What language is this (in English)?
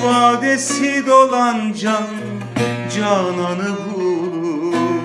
Turkish